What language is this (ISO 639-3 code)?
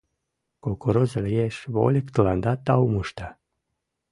chm